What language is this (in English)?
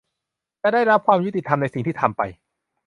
Thai